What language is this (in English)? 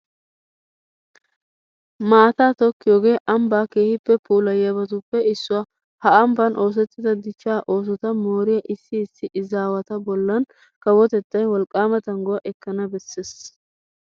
Wolaytta